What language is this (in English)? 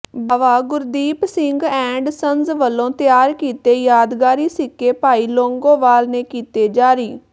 Punjabi